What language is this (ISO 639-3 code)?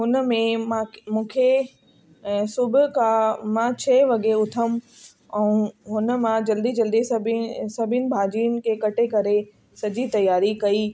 snd